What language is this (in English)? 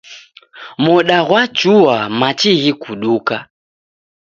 Taita